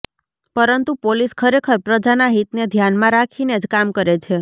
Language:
Gujarati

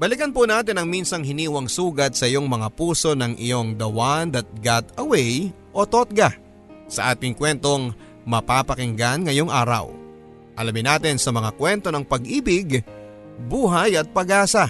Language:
Filipino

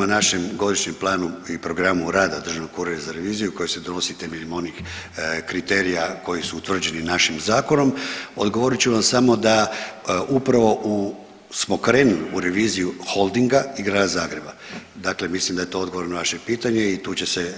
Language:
Croatian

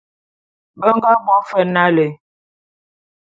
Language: Bulu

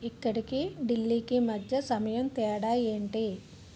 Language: Telugu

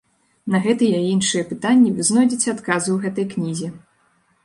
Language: Belarusian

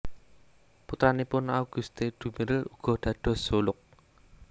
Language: Javanese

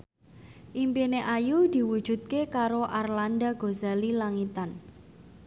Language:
Javanese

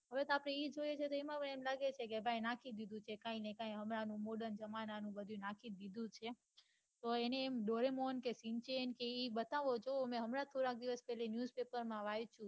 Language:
Gujarati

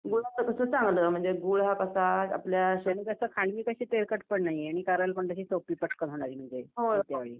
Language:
Marathi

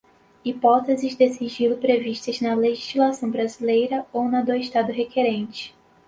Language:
Portuguese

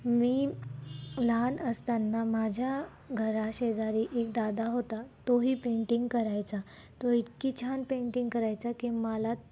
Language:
Marathi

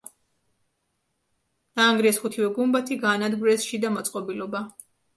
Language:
Georgian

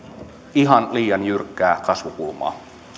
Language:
Finnish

